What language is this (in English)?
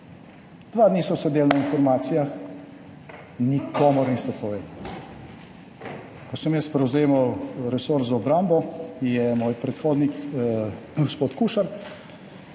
Slovenian